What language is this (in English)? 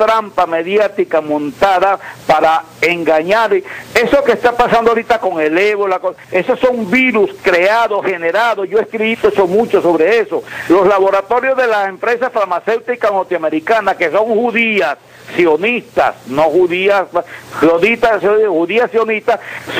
Spanish